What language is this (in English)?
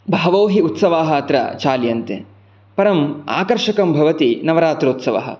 Sanskrit